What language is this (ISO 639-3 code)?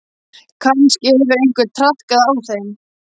isl